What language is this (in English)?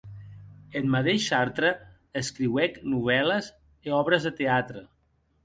Occitan